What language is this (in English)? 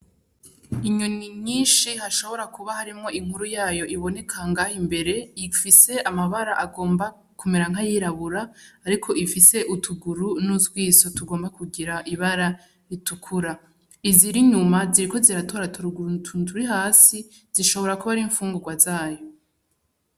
Rundi